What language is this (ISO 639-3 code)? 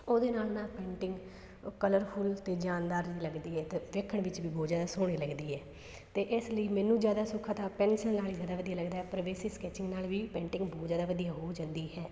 pan